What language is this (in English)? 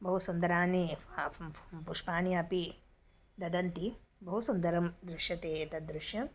Sanskrit